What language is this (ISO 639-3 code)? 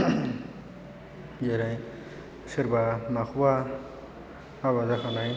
brx